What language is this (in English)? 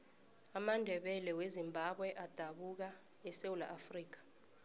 South Ndebele